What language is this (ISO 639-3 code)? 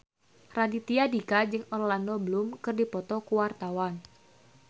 sun